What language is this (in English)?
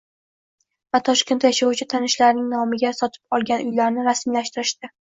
Uzbek